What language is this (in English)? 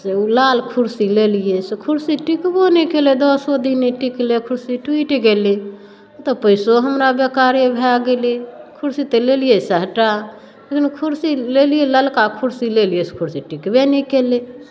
Maithili